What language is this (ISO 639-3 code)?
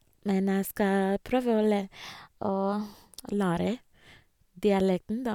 nor